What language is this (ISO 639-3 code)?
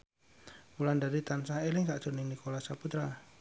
jav